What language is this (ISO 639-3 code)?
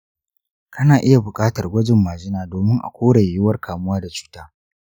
hau